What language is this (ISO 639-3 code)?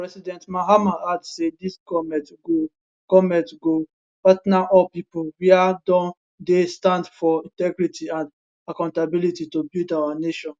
pcm